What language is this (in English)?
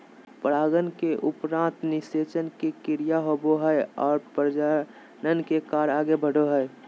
Magahi